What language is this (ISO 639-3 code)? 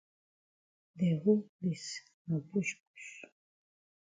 wes